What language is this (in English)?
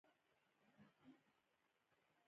Pashto